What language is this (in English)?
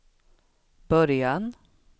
Swedish